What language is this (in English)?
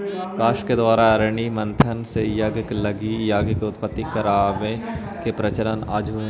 Magahi